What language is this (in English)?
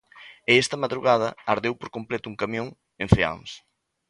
Galician